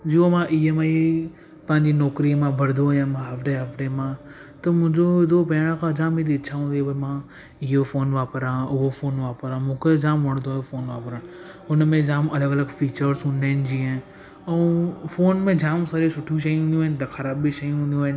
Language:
Sindhi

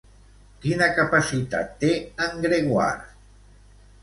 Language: Catalan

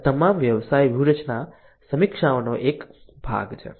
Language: Gujarati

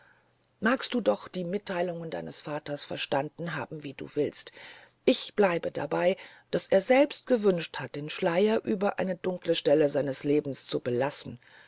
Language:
German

